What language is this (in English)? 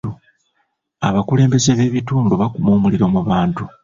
Ganda